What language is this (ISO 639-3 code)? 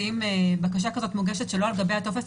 heb